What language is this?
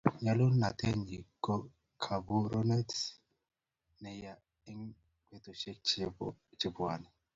Kalenjin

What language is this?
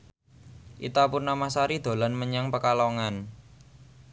Javanese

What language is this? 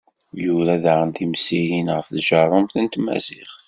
Kabyle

